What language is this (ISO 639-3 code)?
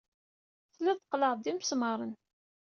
kab